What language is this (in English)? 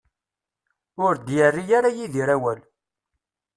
Kabyle